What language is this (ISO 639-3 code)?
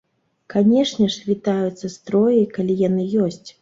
bel